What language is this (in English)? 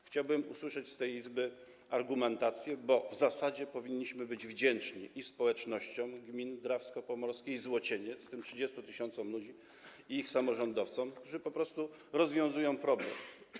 Polish